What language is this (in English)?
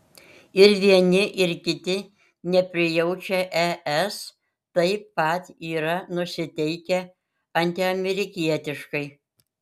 Lithuanian